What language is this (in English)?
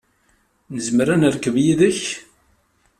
Kabyle